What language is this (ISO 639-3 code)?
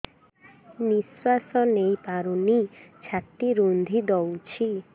ori